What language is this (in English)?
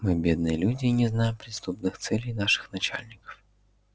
Russian